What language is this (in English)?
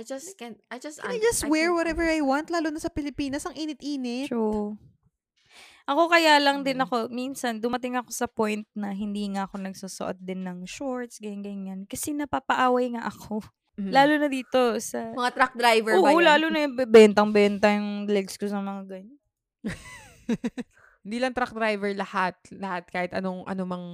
Filipino